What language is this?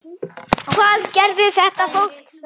Icelandic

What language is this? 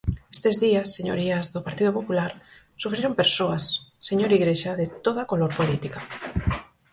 Galician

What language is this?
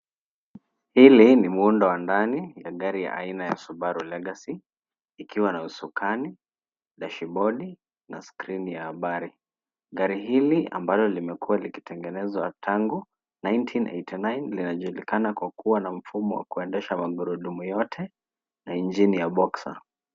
Swahili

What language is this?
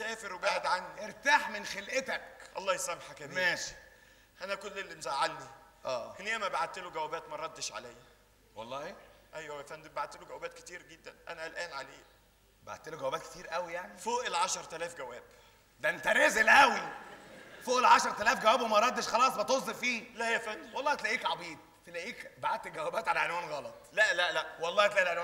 Arabic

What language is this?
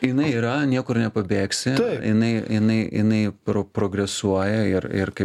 Lithuanian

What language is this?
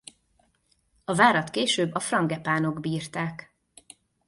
Hungarian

